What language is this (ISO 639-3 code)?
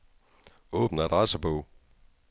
dan